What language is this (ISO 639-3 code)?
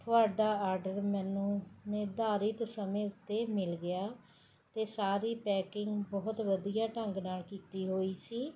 pan